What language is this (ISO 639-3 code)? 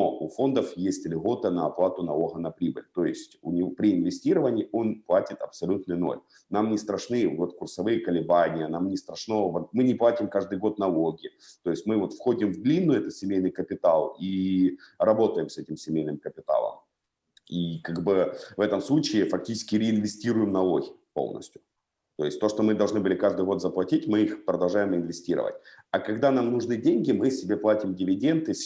rus